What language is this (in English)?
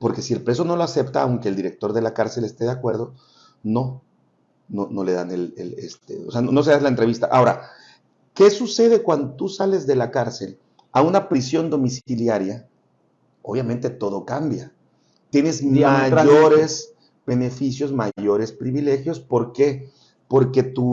Spanish